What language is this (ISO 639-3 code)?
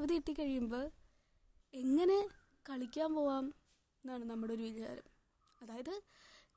mal